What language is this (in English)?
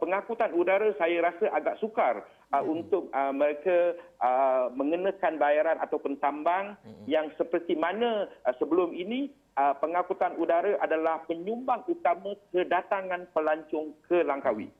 Malay